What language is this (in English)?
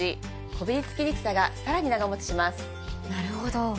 Japanese